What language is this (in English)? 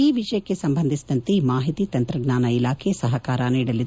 Kannada